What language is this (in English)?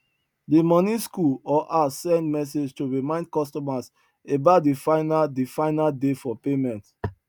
Nigerian Pidgin